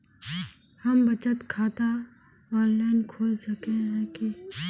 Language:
Magahi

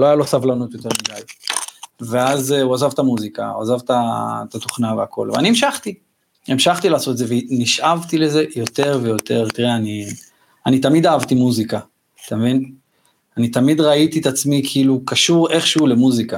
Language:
Hebrew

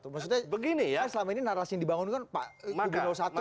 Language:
Indonesian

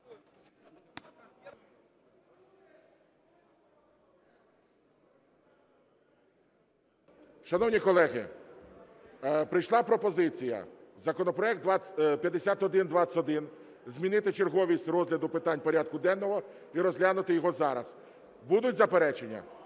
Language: Ukrainian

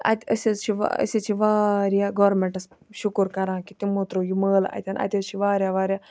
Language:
Kashmiri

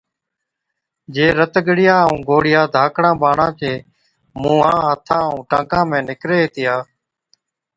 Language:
Od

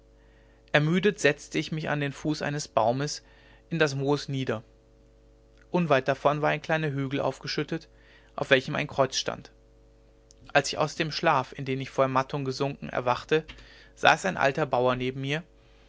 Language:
German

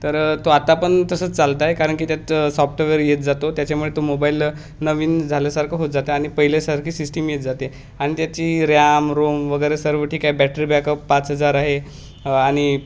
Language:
Marathi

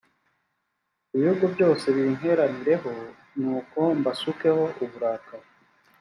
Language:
Kinyarwanda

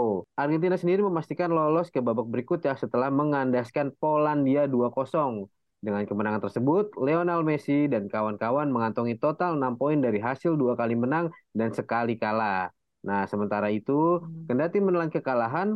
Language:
Indonesian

